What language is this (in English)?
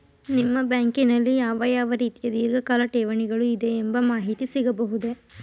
Kannada